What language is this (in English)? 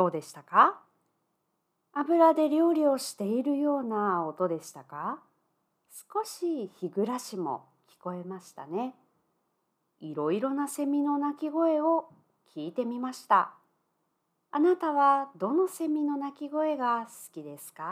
Japanese